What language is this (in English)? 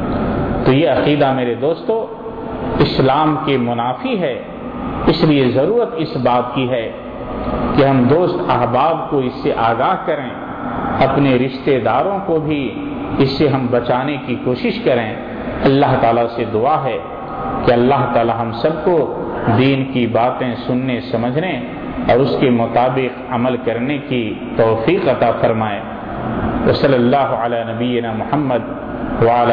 Urdu